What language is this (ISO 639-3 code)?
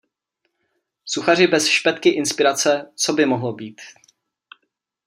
ces